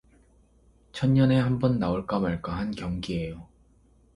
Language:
Korean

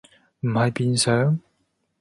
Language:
Cantonese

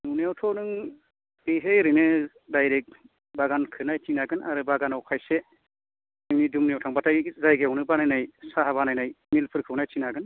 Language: Bodo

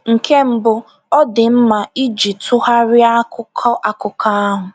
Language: Igbo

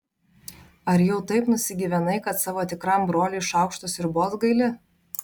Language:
Lithuanian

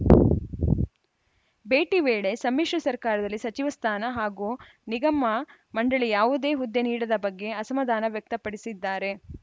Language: Kannada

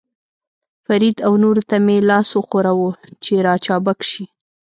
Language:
Pashto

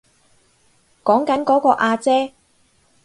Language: Cantonese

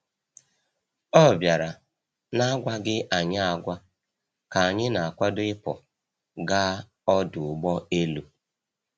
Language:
Igbo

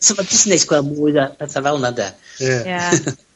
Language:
Welsh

